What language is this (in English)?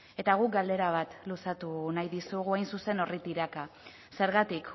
Basque